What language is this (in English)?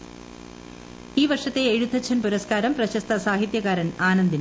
Malayalam